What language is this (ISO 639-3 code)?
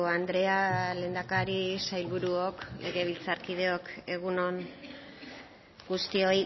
eus